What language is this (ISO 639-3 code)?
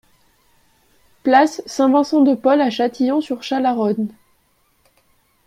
fra